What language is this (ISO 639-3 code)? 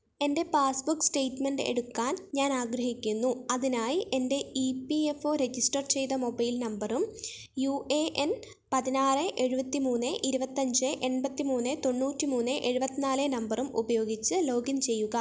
mal